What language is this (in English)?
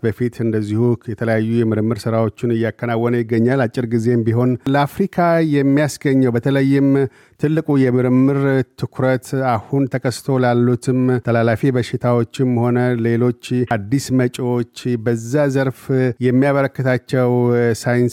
Amharic